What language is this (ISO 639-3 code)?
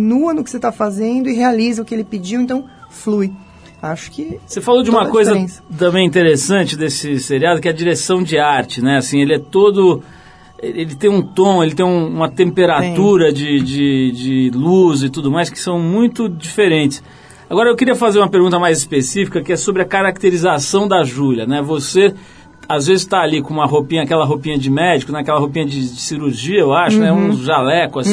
por